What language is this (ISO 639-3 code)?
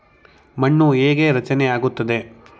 kan